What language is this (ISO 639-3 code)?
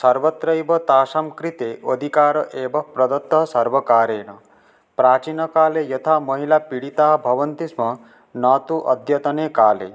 san